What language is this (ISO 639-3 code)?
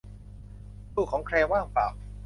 tha